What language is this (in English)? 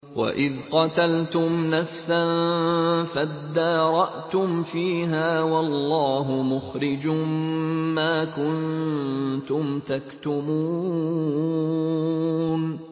Arabic